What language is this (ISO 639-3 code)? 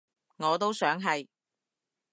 yue